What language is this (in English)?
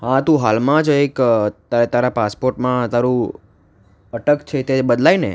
Gujarati